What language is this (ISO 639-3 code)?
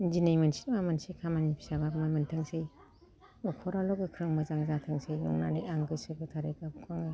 brx